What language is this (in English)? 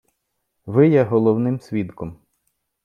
Ukrainian